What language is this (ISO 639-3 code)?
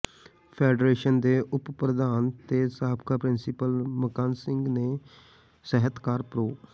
pan